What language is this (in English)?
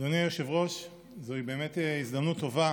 Hebrew